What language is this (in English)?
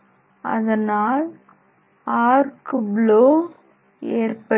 Tamil